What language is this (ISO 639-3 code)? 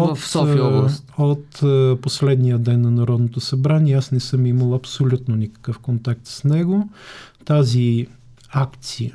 bul